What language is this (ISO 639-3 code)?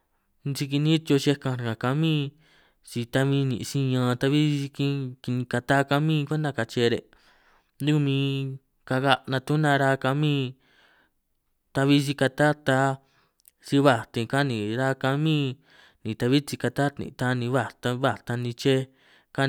trq